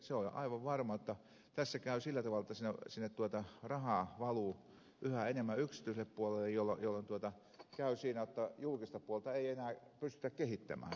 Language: Finnish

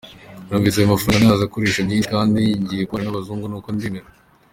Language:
Kinyarwanda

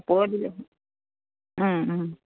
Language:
Assamese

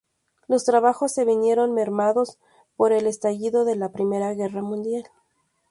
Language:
Spanish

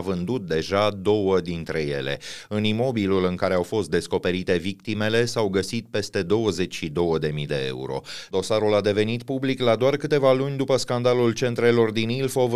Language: Romanian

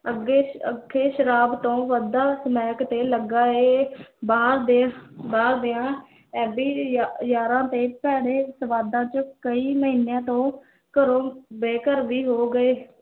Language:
Punjabi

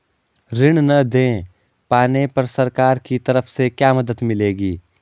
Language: Hindi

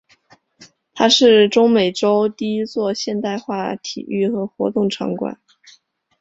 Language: Chinese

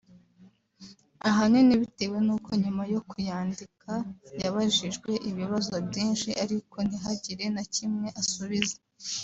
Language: Kinyarwanda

